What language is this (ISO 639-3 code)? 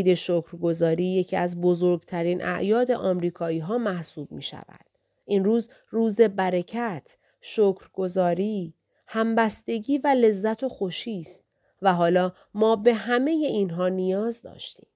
fas